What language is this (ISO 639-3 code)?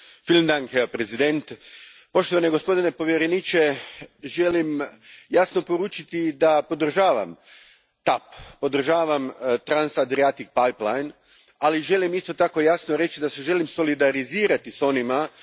hrv